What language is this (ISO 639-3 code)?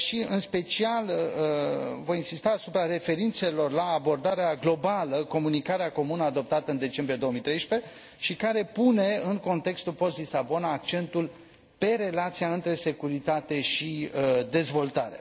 ron